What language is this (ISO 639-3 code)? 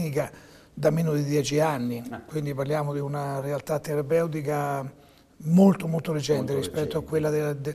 ita